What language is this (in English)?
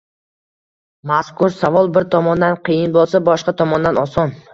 Uzbek